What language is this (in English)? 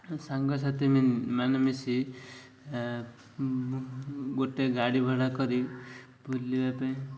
Odia